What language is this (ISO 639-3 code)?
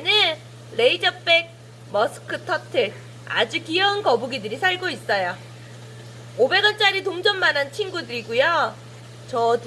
kor